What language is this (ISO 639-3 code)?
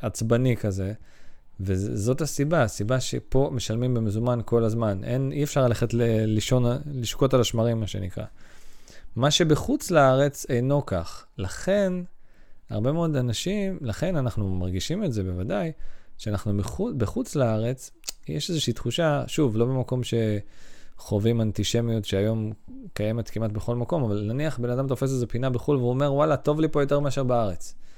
heb